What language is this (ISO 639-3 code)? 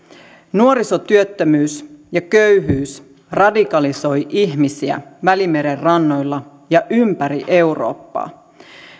fin